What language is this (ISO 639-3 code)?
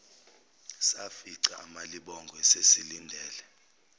zul